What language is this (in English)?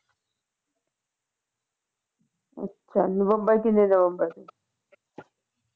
Punjabi